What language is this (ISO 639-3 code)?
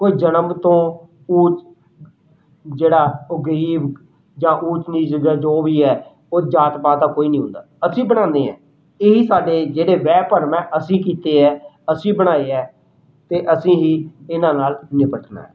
pan